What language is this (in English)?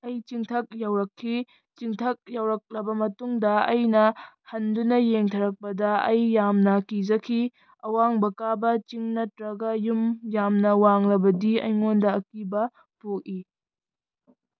Manipuri